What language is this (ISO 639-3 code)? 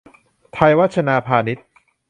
tha